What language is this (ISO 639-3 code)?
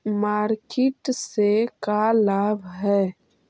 mag